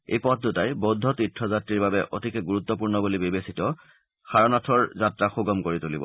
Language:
Assamese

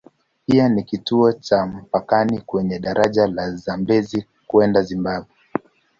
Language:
Swahili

